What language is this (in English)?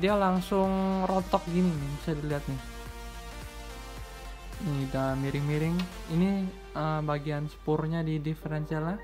Indonesian